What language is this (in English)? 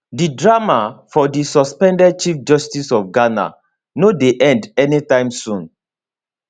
Nigerian Pidgin